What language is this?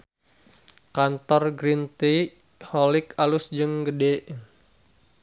Sundanese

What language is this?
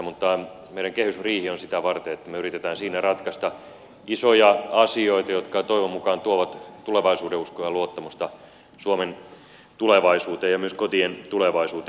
Finnish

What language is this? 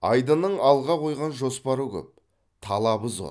Kazakh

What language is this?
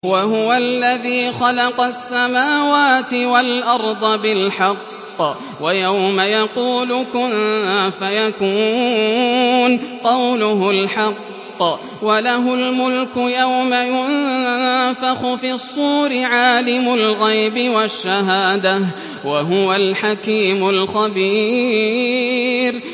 Arabic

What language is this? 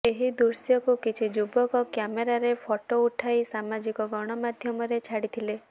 Odia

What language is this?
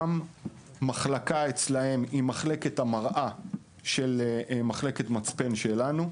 Hebrew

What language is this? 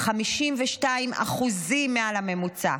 Hebrew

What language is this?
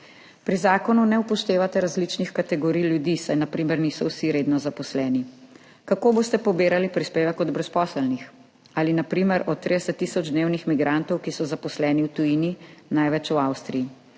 Slovenian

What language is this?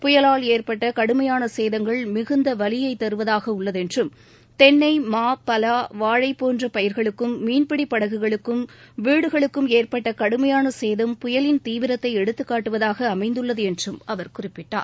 Tamil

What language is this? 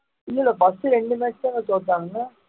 Tamil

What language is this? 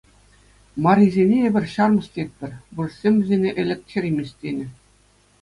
Chuvash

